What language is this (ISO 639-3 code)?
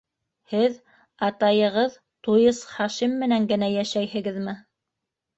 bak